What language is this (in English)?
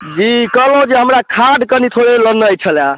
Maithili